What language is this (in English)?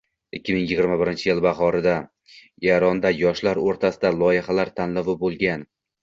Uzbek